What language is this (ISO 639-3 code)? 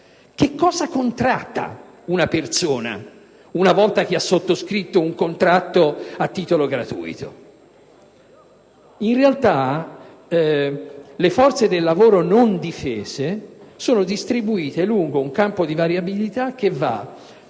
ita